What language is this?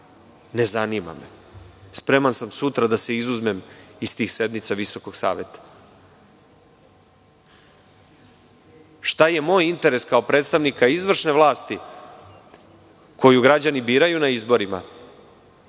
Serbian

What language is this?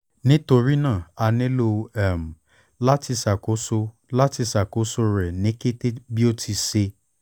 Yoruba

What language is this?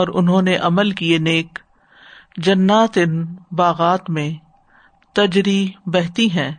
Urdu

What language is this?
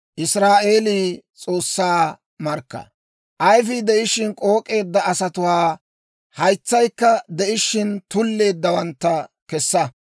Dawro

